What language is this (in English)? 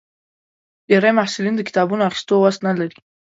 Pashto